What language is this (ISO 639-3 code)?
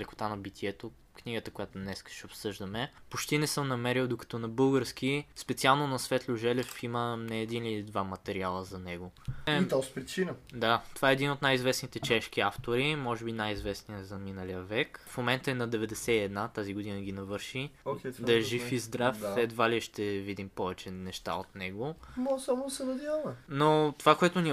bul